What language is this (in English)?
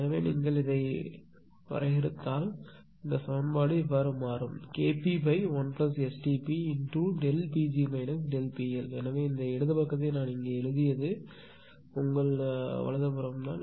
Tamil